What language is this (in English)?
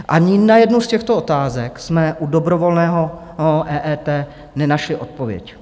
Czech